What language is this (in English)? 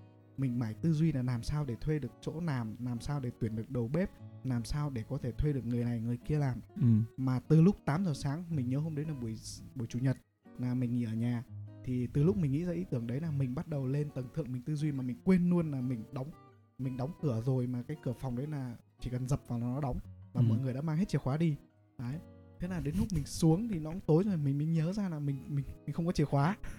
Vietnamese